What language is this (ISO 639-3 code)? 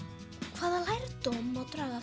isl